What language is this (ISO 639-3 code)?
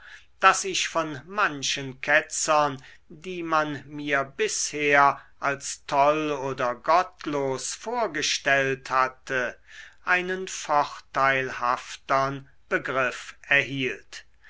deu